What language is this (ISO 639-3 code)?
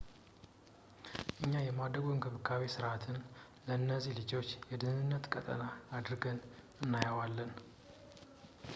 amh